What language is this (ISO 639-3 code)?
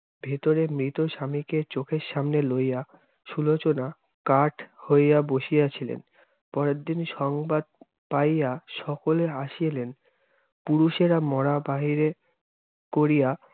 ben